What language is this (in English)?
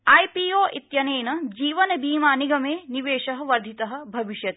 Sanskrit